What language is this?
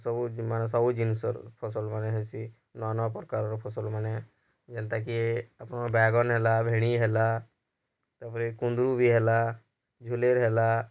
Odia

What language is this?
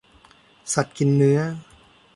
Thai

